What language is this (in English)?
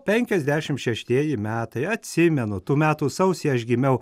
Lithuanian